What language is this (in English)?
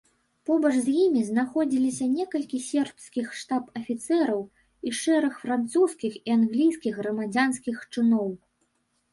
Belarusian